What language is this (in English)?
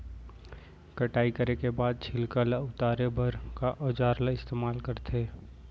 Chhattisgarhi